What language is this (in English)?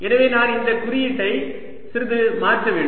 Tamil